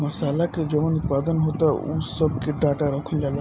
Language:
Bhojpuri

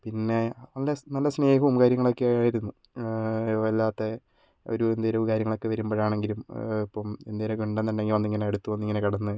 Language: Malayalam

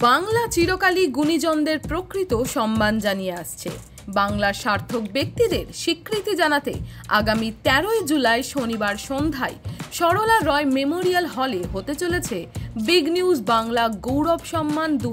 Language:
Bangla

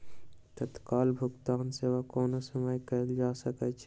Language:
Maithili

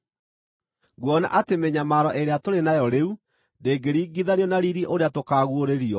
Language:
Kikuyu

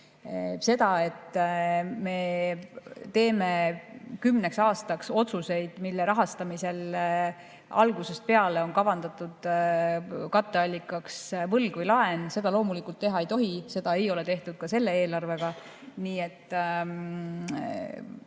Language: Estonian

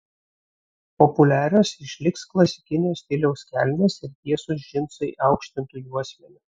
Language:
Lithuanian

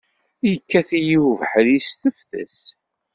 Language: Kabyle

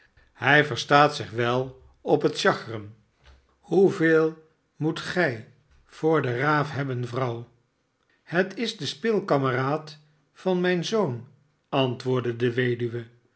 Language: Dutch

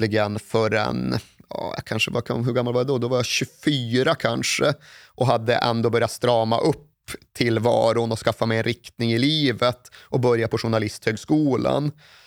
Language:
Swedish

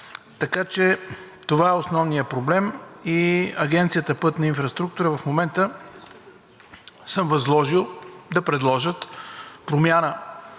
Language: Bulgarian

